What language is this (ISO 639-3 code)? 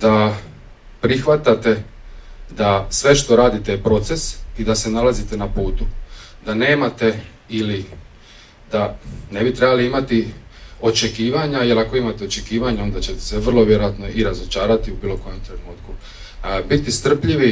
hrv